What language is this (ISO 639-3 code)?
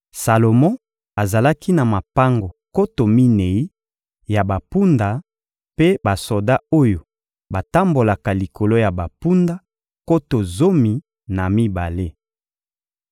lin